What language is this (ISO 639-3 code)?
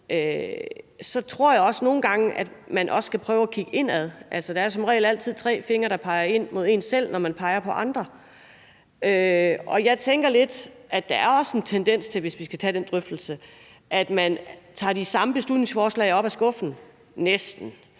dan